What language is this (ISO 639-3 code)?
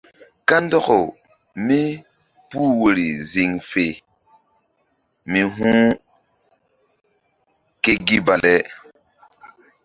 mdd